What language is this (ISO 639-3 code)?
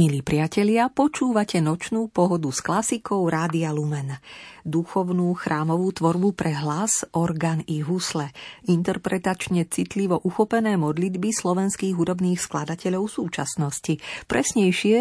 slk